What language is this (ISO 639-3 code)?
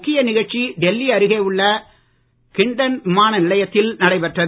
tam